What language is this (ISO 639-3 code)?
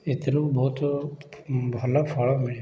ori